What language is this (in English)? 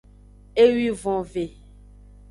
Aja (Benin)